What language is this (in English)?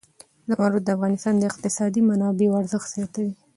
Pashto